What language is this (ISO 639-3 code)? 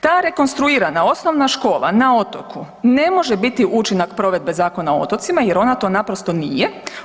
hrv